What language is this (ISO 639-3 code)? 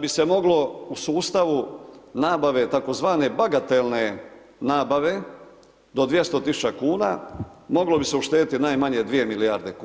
hrv